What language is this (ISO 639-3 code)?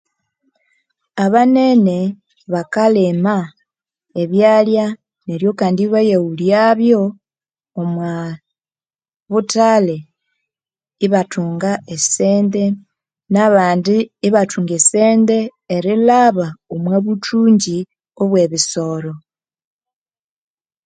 koo